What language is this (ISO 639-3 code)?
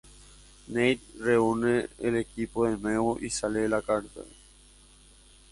spa